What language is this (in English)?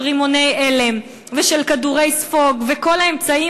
Hebrew